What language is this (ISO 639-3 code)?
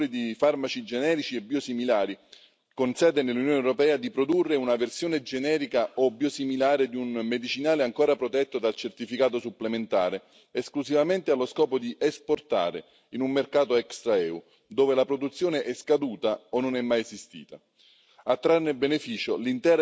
ita